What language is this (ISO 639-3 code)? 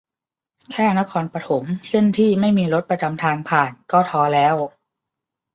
tha